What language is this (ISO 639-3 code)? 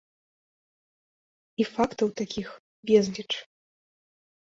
bel